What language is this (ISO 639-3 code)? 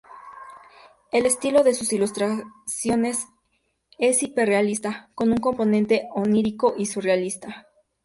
spa